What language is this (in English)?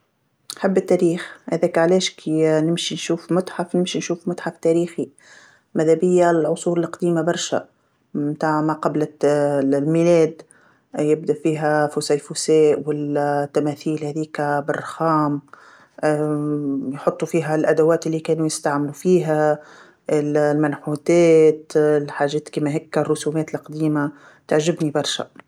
Tunisian Arabic